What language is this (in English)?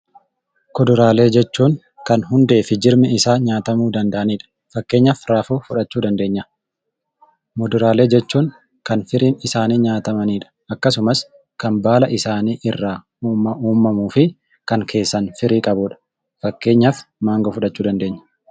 Oromo